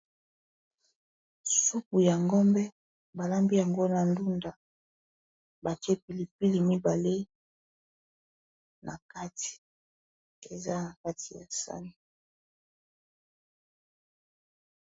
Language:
Lingala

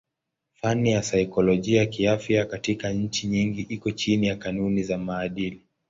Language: Swahili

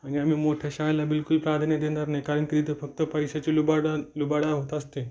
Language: Marathi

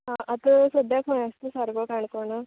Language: Konkani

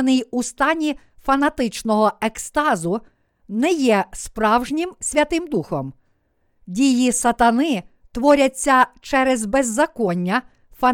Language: Ukrainian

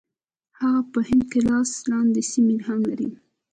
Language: Pashto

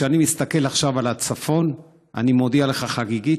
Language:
Hebrew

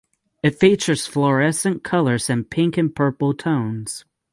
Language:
English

